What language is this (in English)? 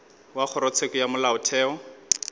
Northern Sotho